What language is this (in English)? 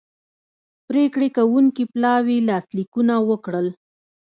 Pashto